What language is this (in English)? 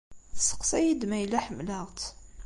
Kabyle